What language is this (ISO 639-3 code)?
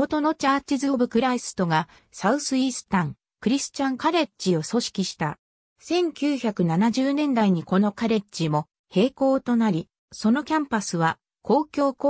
jpn